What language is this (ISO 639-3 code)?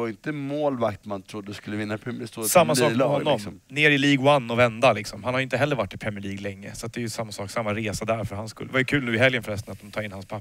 swe